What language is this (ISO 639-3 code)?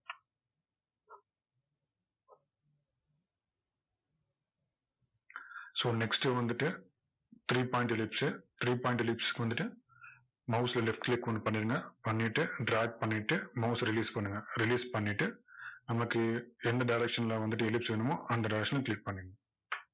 tam